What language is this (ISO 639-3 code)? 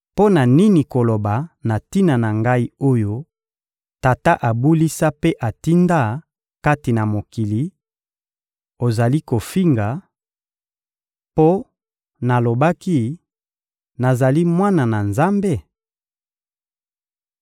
lin